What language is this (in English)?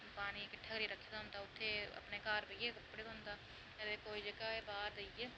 Dogri